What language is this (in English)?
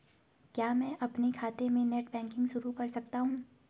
Hindi